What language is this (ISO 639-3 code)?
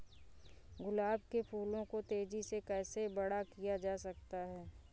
hin